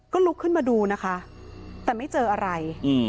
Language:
Thai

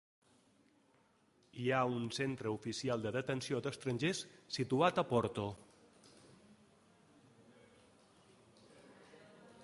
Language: Catalan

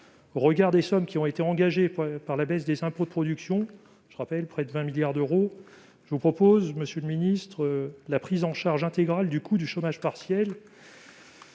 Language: French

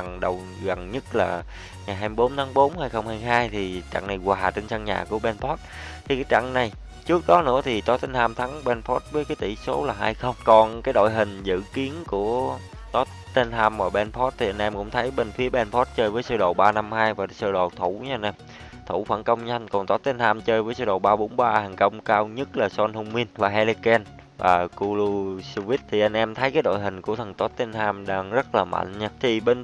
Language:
Vietnamese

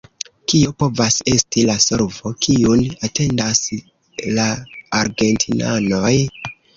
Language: Esperanto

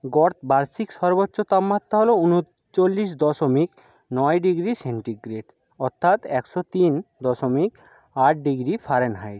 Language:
Bangla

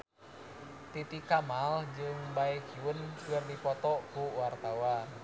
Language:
Sundanese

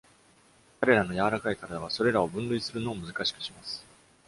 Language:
Japanese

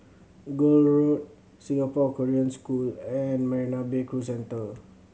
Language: English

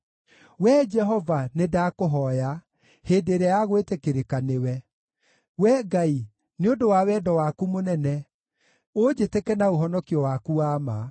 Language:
Kikuyu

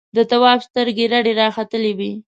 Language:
Pashto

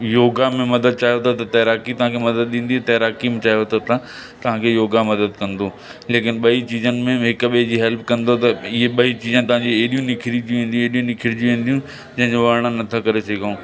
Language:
Sindhi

